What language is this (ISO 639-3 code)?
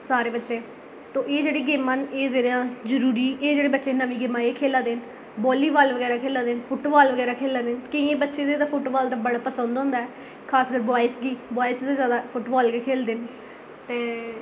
doi